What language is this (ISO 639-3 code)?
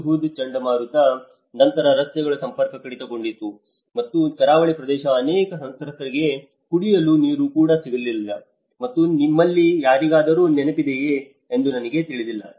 kan